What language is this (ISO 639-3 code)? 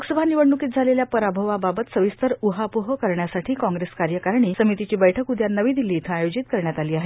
mar